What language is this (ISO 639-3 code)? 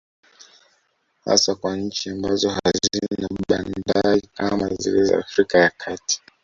swa